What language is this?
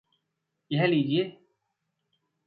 Hindi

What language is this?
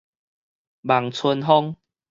Min Nan Chinese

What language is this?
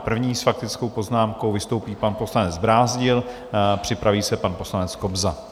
Czech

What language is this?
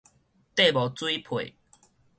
Min Nan Chinese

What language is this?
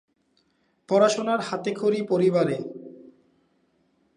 Bangla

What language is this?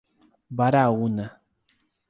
Portuguese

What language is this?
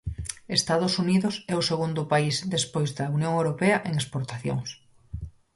Galician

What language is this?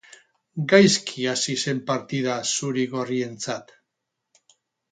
Basque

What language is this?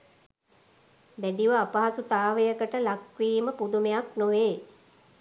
Sinhala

